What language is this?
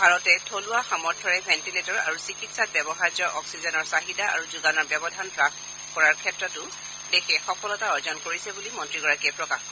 Assamese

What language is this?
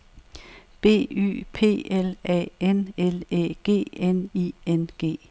Danish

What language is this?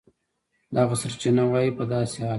Pashto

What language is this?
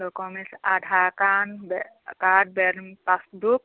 Assamese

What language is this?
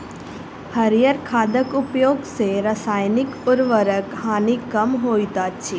Maithili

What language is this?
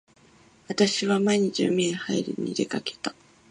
Japanese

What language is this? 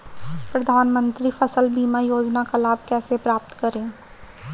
Hindi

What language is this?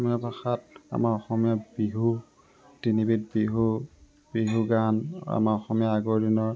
Assamese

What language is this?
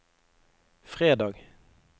Norwegian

